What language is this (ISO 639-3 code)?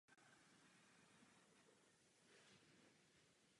ces